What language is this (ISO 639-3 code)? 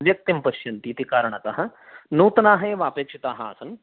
san